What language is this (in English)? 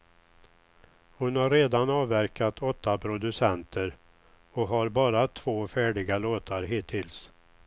Swedish